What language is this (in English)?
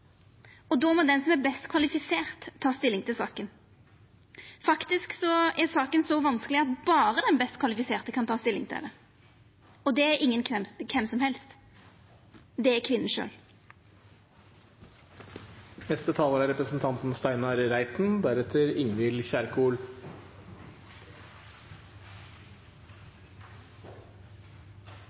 Norwegian